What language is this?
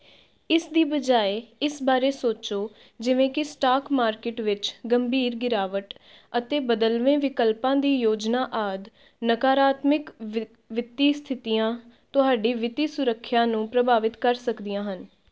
Punjabi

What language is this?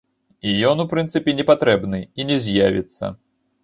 Belarusian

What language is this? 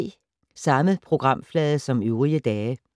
Danish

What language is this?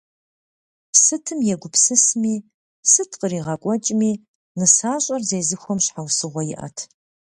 Kabardian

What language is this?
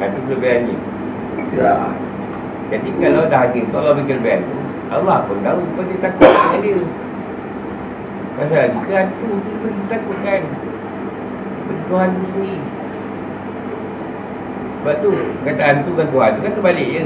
Malay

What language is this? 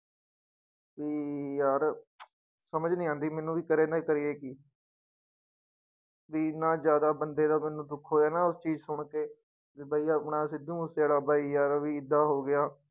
Punjabi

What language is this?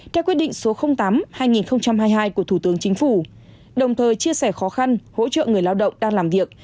Vietnamese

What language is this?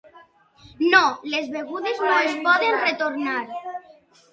Catalan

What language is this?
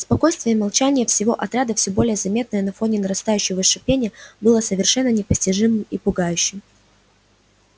Russian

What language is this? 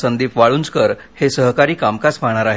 Marathi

